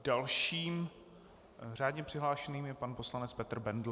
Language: Czech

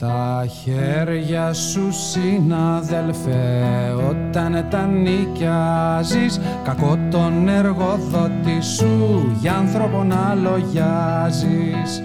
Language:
Greek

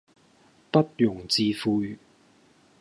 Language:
Cantonese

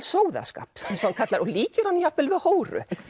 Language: Icelandic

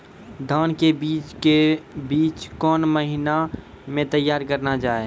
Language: Maithili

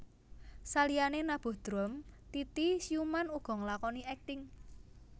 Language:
Javanese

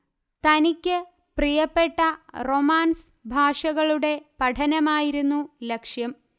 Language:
Malayalam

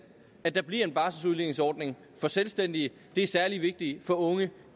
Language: Danish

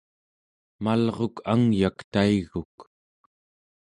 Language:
Central Yupik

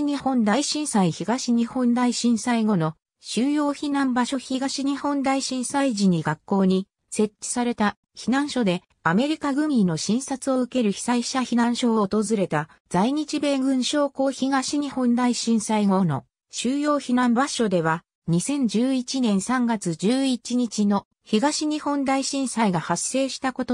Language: Japanese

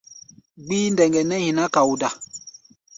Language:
Gbaya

